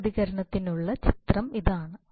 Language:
Malayalam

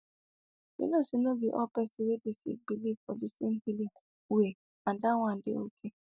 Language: Nigerian Pidgin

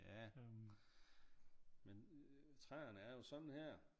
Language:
Danish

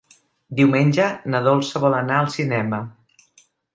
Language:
Catalan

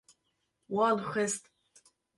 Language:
Kurdish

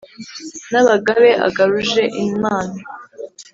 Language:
Kinyarwanda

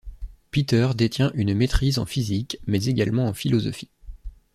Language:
French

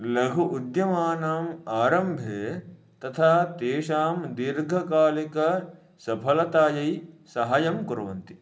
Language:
Sanskrit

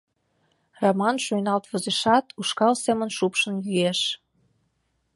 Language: Mari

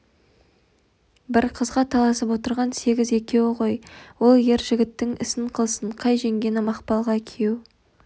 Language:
Kazakh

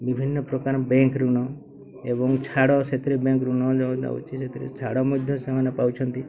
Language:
Odia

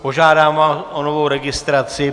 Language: Czech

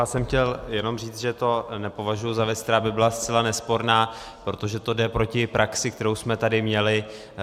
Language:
Czech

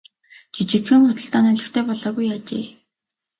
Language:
Mongolian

